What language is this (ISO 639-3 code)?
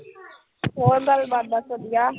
pan